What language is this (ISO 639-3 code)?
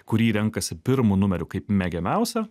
lit